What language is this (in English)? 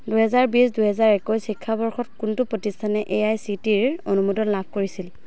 Assamese